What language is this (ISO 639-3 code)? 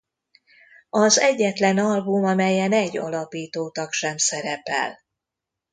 hun